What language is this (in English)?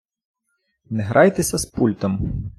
Ukrainian